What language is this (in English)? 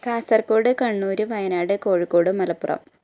Malayalam